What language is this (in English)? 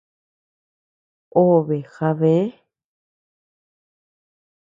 Tepeuxila Cuicatec